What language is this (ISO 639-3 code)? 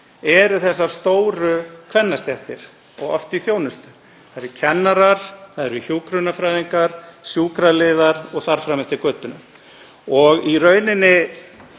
isl